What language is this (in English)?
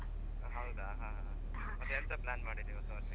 Kannada